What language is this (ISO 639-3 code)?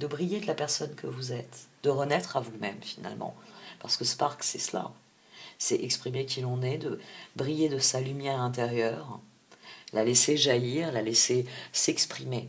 fra